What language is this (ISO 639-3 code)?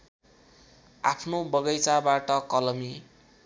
nep